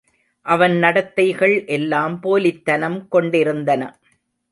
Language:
Tamil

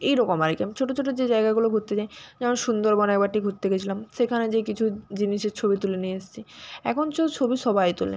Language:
Bangla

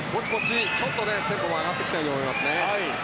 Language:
Japanese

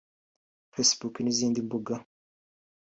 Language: Kinyarwanda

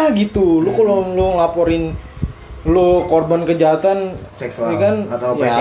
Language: Indonesian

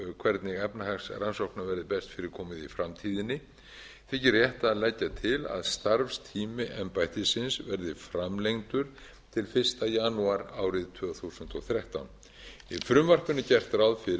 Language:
Icelandic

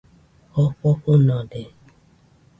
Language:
Nüpode Huitoto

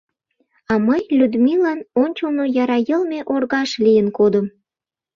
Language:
Mari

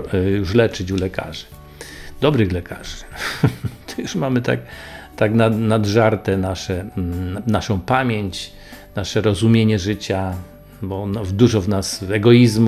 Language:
Polish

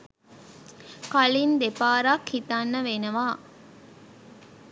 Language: Sinhala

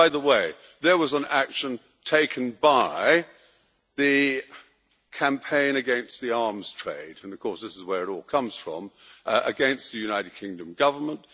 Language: English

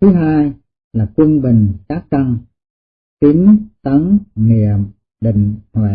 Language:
Vietnamese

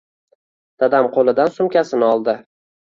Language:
Uzbek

